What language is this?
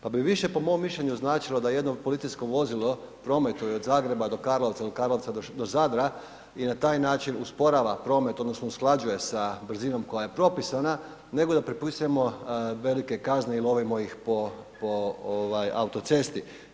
Croatian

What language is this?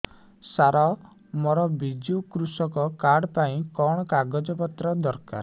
Odia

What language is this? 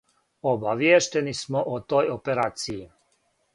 Serbian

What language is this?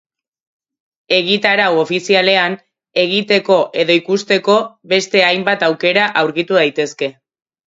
Basque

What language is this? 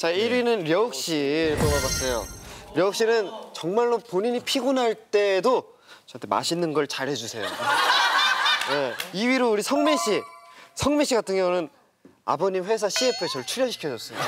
Korean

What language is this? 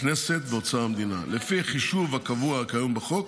Hebrew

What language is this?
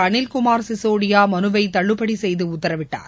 Tamil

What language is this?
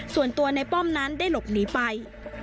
Thai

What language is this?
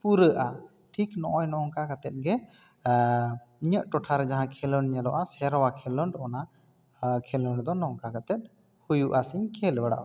Santali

